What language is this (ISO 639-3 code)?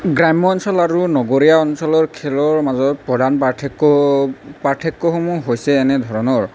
asm